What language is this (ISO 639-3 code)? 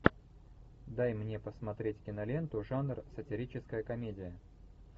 rus